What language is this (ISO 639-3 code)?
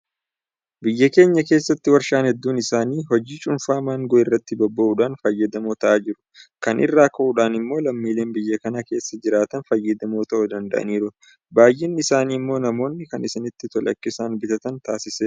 orm